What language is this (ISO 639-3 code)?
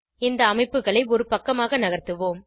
tam